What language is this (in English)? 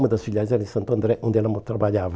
Portuguese